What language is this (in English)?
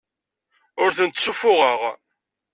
Kabyle